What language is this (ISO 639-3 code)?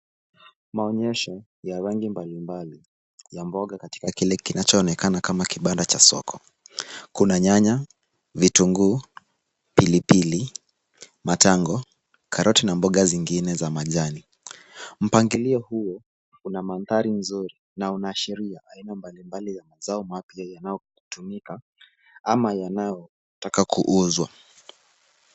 swa